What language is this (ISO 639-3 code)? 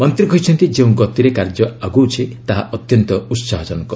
ori